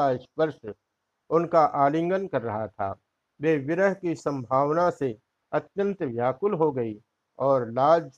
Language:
Hindi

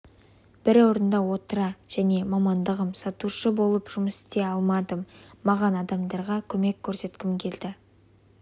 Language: Kazakh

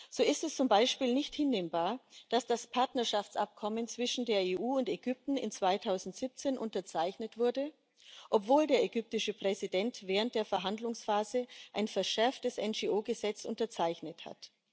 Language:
German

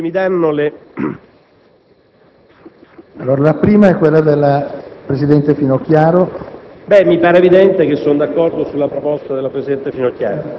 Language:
Italian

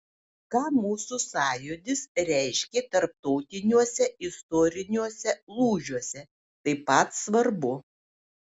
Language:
Lithuanian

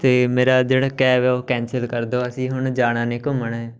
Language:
Punjabi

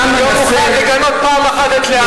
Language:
Hebrew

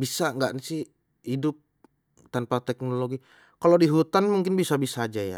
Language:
Betawi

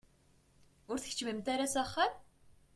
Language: Kabyle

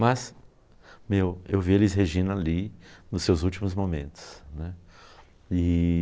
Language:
Portuguese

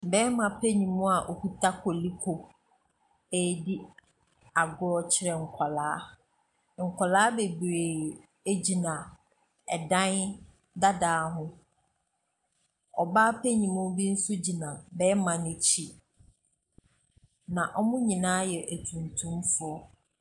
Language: Akan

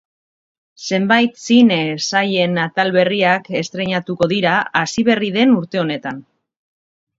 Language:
Basque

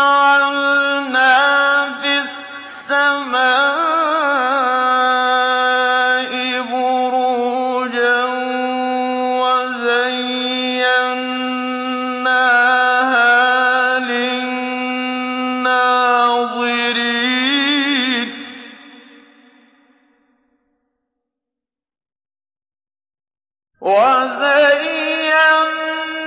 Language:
Arabic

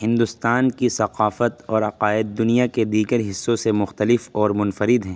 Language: Urdu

